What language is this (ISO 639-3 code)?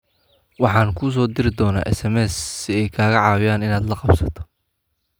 som